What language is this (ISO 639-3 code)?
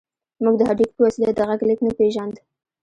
pus